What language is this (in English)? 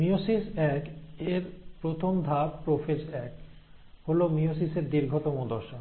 Bangla